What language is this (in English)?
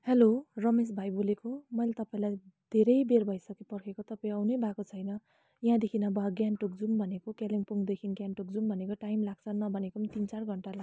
Nepali